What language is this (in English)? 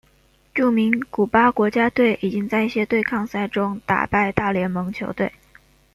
Chinese